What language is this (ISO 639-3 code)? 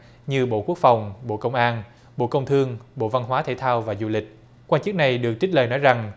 vie